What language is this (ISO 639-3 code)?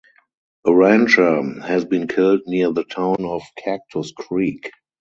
eng